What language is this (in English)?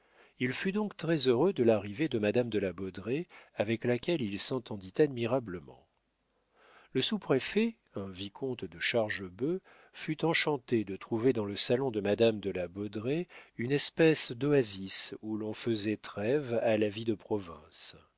French